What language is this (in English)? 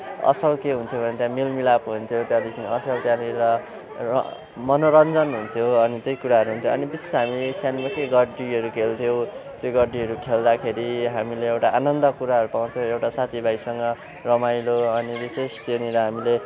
Nepali